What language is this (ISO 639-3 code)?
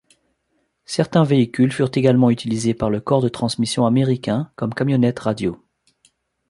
fra